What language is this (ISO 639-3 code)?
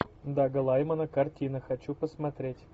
rus